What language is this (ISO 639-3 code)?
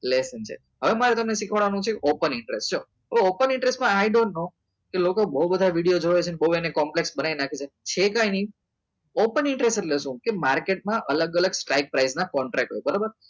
guj